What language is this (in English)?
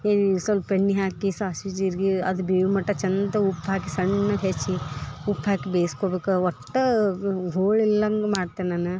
Kannada